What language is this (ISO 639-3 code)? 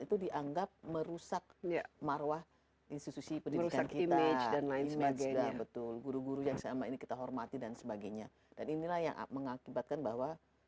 ind